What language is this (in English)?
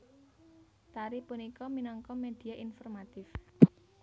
Javanese